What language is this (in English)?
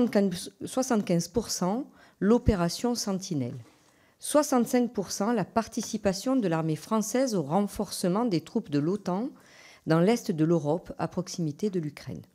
French